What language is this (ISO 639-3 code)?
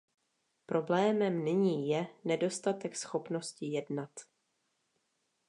ces